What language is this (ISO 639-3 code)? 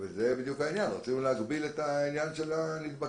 heb